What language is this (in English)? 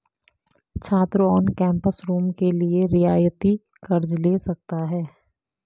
Hindi